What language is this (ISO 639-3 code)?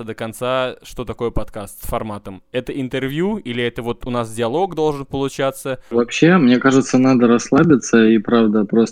rus